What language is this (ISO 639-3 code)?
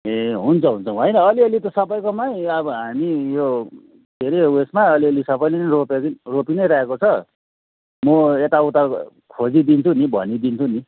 nep